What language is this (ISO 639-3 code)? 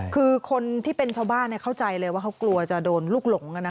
tha